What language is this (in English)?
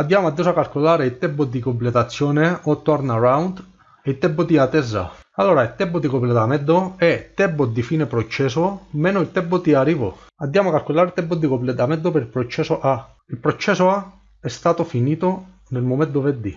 Italian